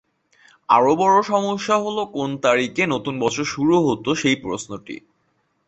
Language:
Bangla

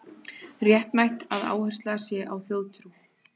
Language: Icelandic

